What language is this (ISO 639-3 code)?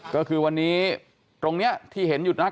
tha